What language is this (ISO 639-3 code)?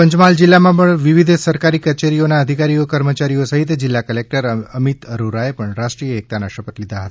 guj